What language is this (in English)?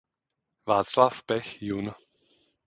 Czech